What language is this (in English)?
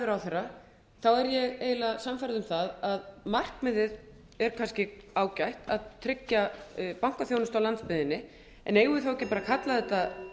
Icelandic